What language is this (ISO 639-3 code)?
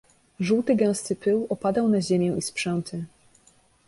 pol